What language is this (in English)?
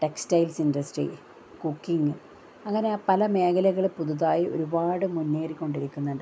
Malayalam